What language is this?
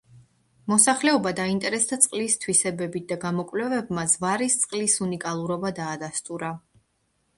Georgian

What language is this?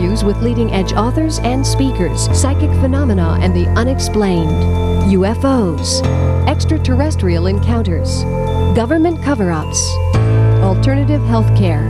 English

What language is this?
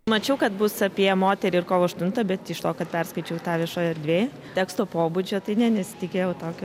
Lithuanian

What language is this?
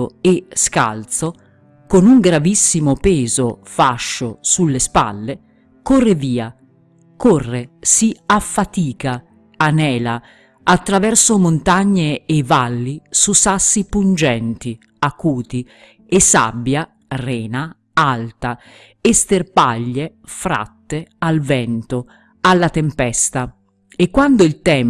Italian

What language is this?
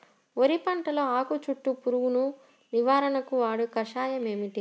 Telugu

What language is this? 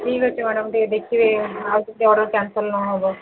Odia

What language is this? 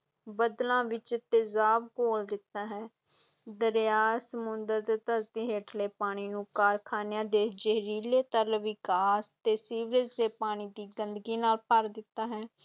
Punjabi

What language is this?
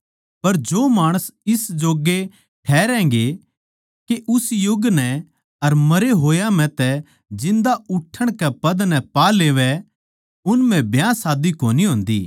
Haryanvi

